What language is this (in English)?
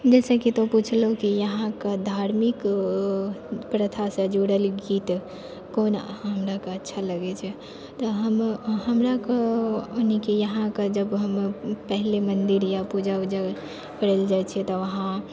Maithili